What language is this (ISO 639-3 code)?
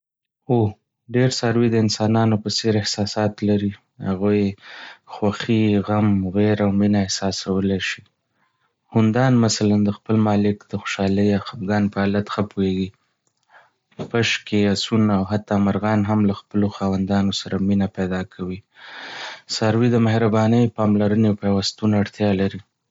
pus